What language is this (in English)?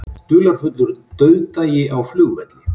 Icelandic